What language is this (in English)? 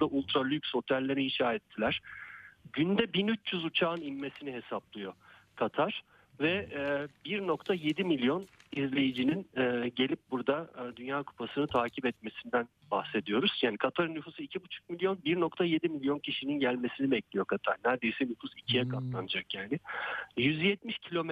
Turkish